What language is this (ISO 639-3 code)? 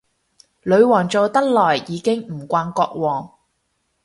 yue